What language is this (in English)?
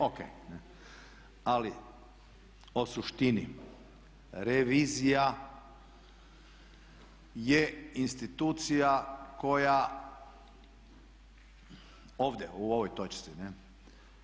Croatian